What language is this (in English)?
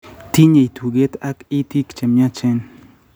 Kalenjin